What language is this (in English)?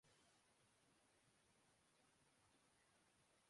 Urdu